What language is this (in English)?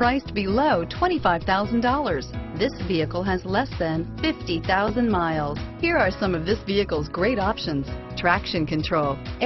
English